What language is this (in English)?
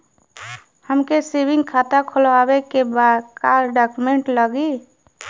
Bhojpuri